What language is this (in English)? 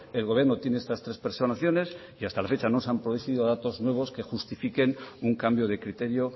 Spanish